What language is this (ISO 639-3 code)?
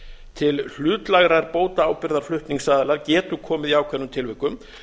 isl